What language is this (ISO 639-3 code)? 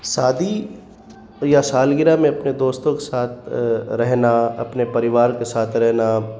urd